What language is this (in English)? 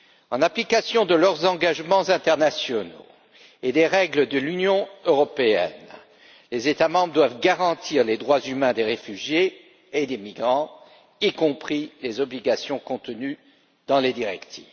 French